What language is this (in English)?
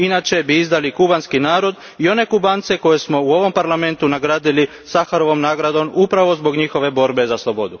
Croatian